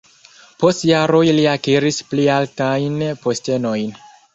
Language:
Esperanto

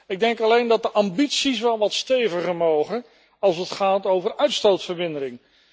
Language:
Dutch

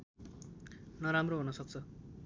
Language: Nepali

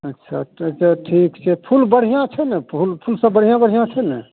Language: Maithili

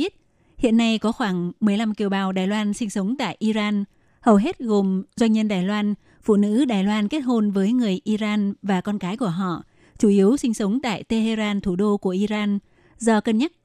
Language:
Vietnamese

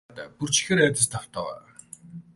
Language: Mongolian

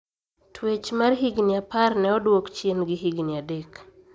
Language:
Luo (Kenya and Tanzania)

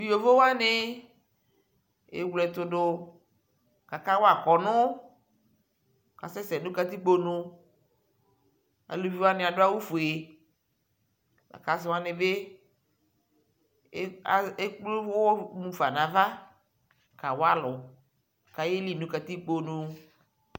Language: Ikposo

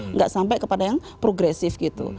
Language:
Indonesian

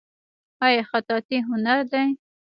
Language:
Pashto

